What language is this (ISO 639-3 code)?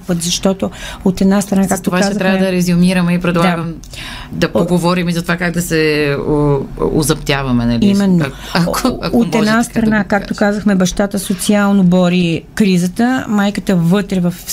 bul